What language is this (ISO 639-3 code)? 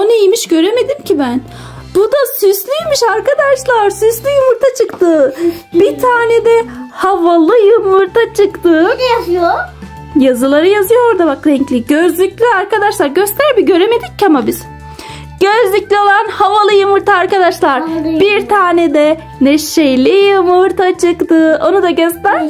tur